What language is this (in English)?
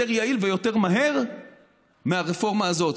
Hebrew